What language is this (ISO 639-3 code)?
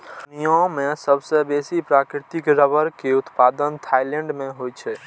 mai